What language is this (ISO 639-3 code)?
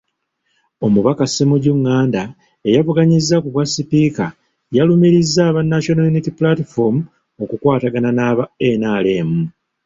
lug